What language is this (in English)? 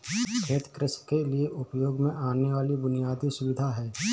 Hindi